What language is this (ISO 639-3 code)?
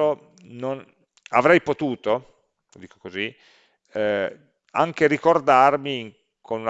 ita